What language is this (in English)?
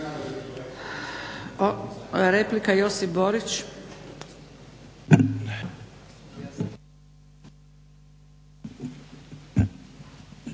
Croatian